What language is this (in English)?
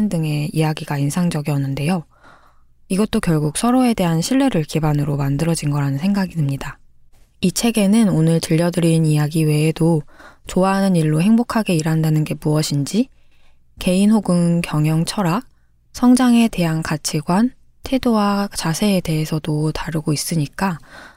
Korean